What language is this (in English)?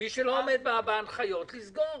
Hebrew